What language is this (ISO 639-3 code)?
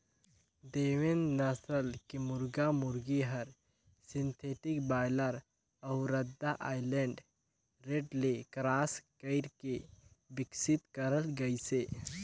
hne